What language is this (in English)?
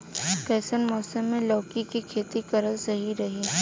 Bhojpuri